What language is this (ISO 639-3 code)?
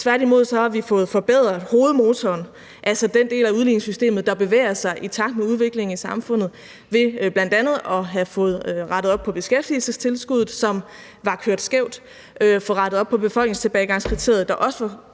dan